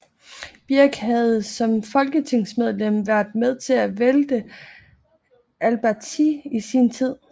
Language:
Danish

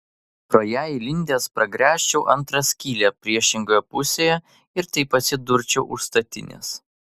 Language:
Lithuanian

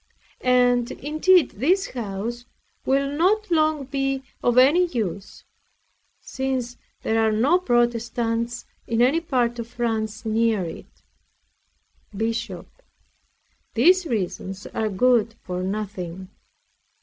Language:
English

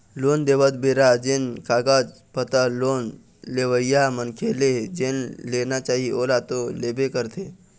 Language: Chhattisgarhi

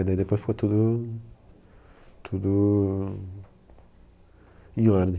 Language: Portuguese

